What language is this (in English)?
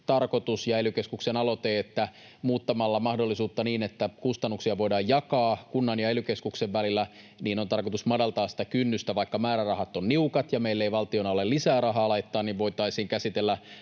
Finnish